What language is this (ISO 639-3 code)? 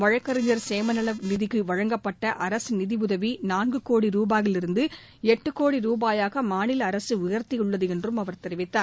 tam